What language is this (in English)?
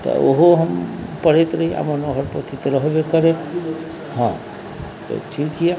Maithili